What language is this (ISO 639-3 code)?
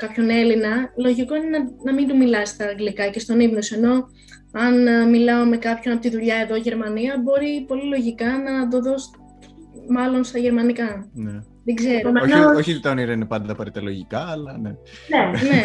ell